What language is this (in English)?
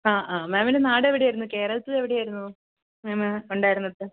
Malayalam